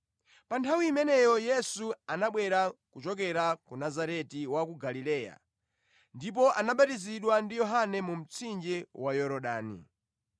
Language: Nyanja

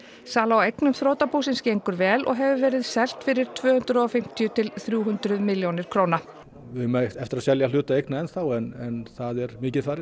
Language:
Icelandic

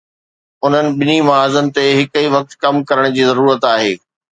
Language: Sindhi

